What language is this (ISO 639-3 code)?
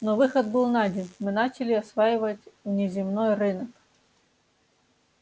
rus